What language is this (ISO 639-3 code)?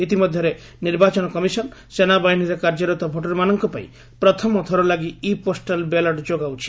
ori